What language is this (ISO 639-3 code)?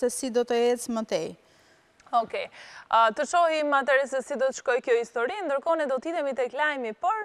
ron